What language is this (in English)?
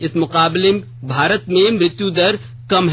Hindi